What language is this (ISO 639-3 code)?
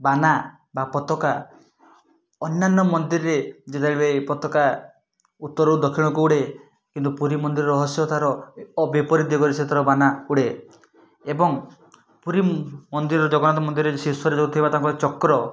ori